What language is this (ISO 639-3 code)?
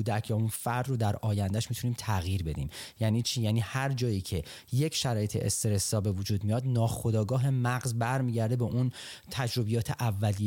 fas